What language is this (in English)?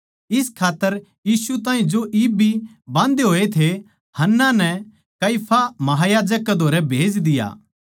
Haryanvi